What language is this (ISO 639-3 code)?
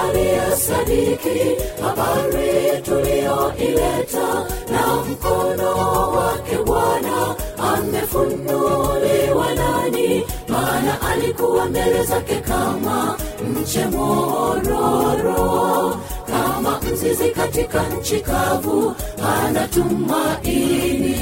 swa